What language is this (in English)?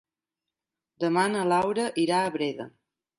Catalan